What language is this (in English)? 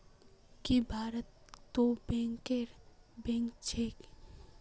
Magahi